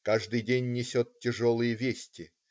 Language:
Russian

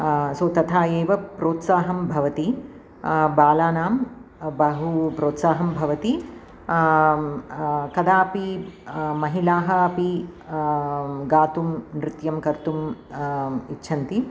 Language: Sanskrit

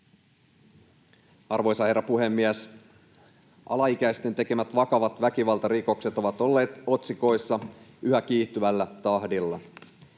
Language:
Finnish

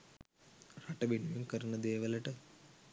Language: Sinhala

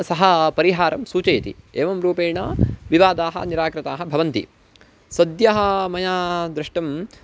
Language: Sanskrit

